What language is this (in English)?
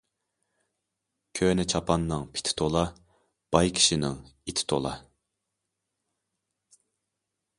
Uyghur